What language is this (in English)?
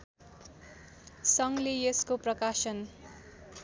Nepali